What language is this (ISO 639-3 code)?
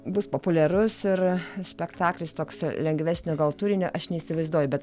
lit